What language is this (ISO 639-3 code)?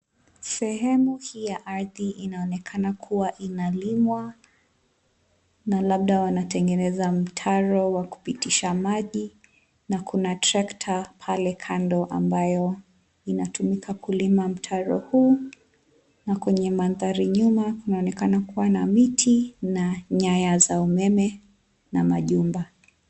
swa